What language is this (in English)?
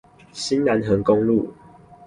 Chinese